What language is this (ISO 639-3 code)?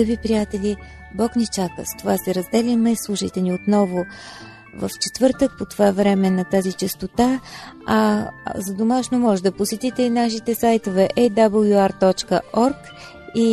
bul